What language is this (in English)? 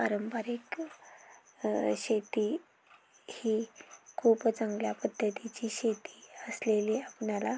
Marathi